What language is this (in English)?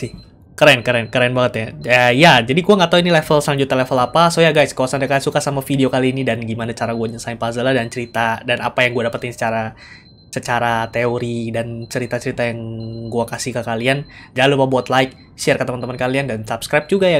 Indonesian